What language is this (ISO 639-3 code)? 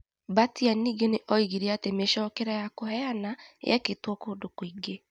kik